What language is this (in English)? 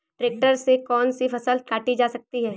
Hindi